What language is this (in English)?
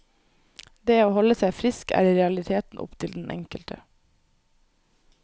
Norwegian